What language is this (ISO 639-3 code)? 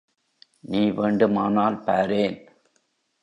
tam